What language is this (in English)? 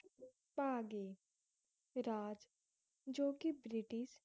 Punjabi